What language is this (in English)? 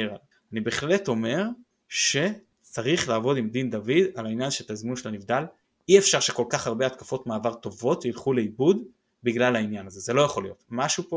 Hebrew